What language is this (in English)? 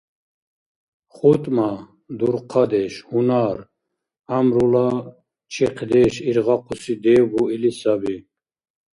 Dargwa